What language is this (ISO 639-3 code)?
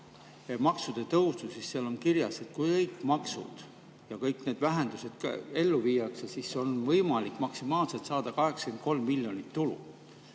est